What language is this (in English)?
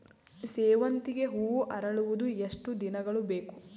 Kannada